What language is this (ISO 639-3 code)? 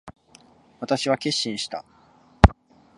jpn